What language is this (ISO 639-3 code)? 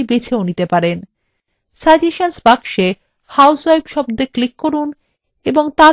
ben